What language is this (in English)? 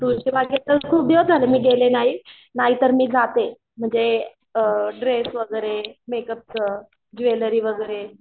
Marathi